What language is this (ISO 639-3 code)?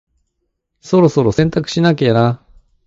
jpn